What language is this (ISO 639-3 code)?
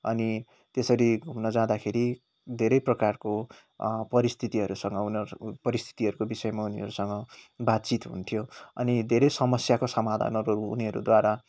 nep